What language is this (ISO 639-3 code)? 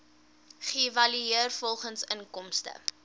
afr